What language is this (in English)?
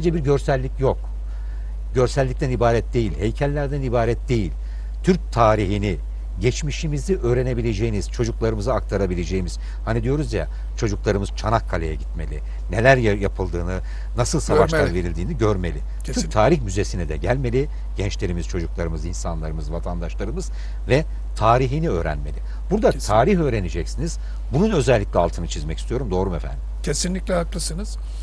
Turkish